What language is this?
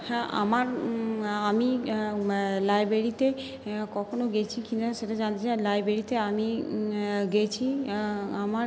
Bangla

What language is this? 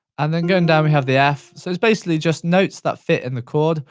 English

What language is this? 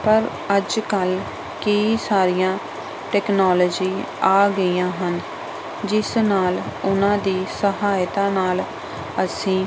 Punjabi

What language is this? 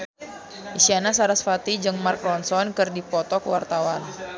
Sundanese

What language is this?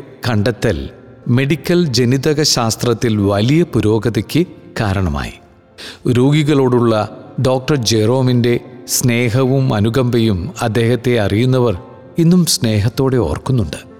Malayalam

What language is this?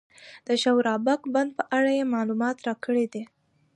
Pashto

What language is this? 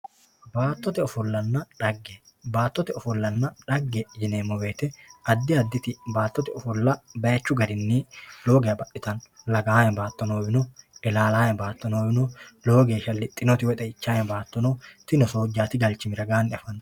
Sidamo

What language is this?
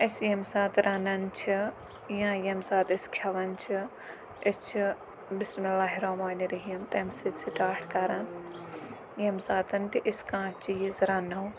Kashmiri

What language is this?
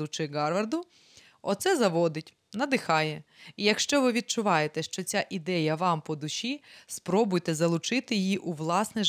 Ukrainian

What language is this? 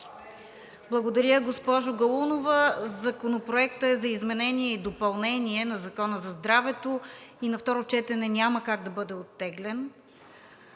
Bulgarian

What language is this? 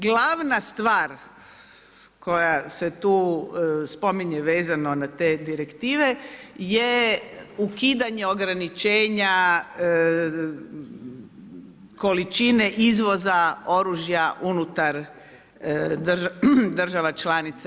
Croatian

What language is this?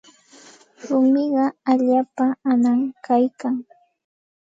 Santa Ana de Tusi Pasco Quechua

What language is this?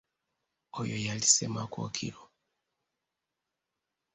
Ganda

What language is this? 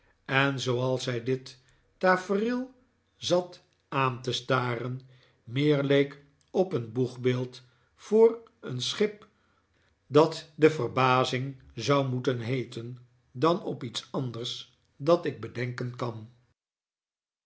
Dutch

